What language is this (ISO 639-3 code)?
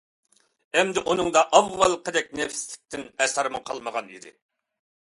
uig